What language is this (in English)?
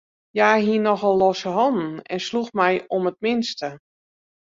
Western Frisian